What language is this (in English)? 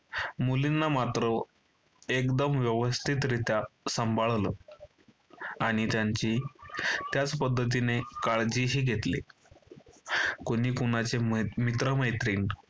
Marathi